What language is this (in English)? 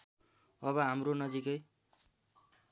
Nepali